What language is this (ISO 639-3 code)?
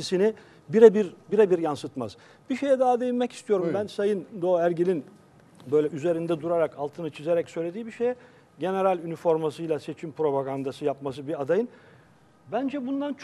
tur